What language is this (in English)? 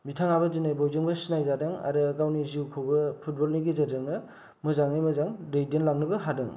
Bodo